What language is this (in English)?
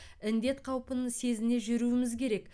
Kazakh